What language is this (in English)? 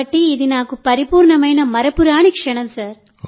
Telugu